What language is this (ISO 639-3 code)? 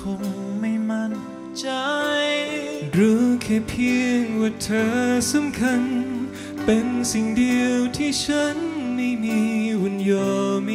tha